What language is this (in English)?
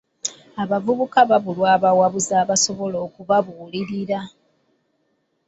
Ganda